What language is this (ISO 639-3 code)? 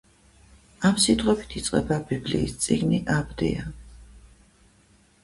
kat